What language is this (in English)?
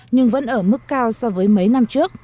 Vietnamese